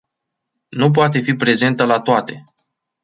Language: Romanian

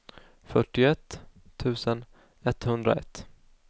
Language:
Swedish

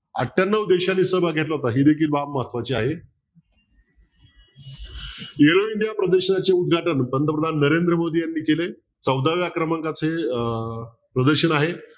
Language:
Marathi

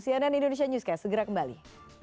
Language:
Indonesian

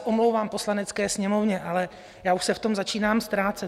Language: Czech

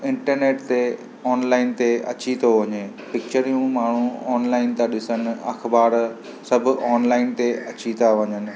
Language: Sindhi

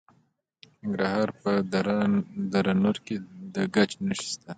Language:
Pashto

